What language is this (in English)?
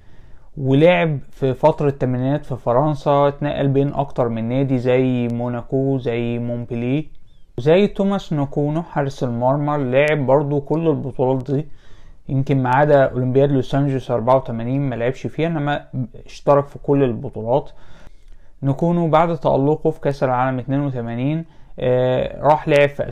Arabic